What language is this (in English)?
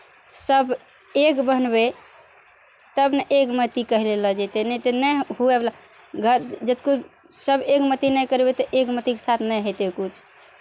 Maithili